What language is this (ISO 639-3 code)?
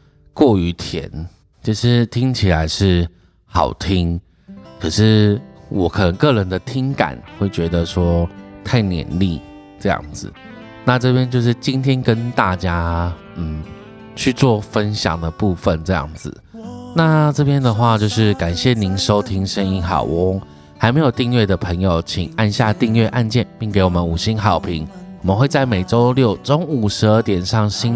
zho